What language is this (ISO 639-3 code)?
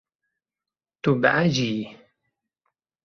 kur